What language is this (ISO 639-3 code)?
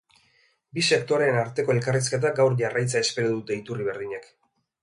eus